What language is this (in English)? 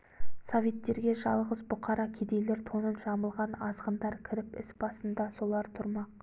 Kazakh